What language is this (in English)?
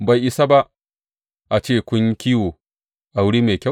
Hausa